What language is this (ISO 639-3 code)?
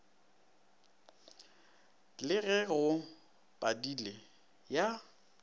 nso